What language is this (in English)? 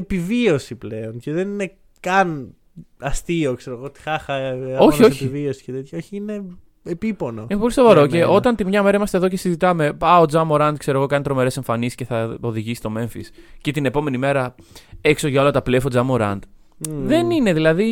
Greek